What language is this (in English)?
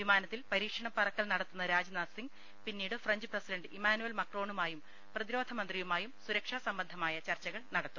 Malayalam